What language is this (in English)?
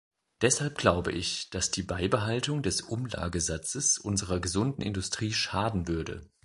German